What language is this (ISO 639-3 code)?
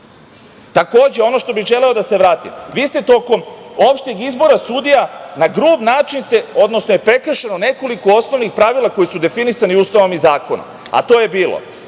srp